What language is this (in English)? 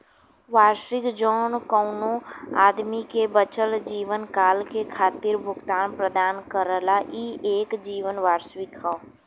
Bhojpuri